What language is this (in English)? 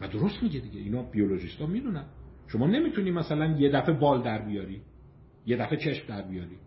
Persian